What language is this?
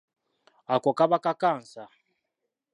Ganda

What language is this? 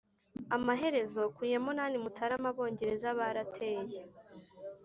Kinyarwanda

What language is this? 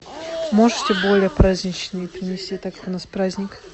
Russian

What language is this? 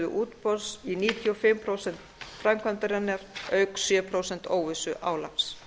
Icelandic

